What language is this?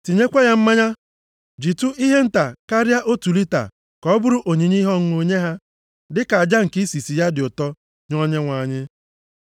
Igbo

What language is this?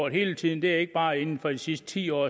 Danish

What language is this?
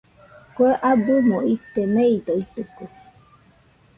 Nüpode Huitoto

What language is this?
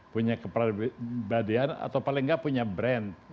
Indonesian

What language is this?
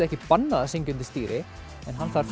Icelandic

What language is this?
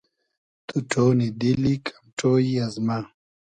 Hazaragi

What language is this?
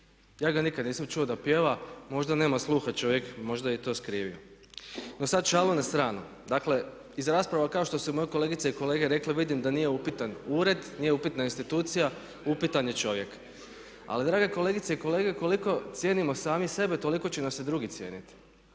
Croatian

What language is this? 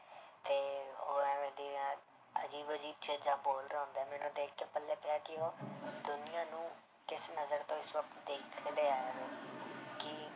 Punjabi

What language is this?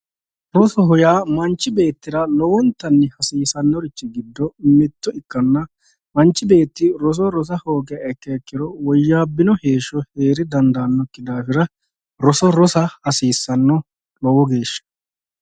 Sidamo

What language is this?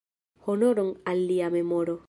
Esperanto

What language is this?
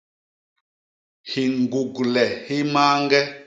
Basaa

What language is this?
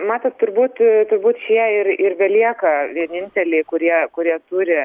Lithuanian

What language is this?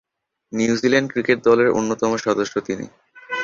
Bangla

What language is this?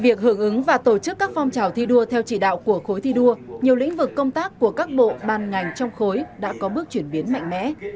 Vietnamese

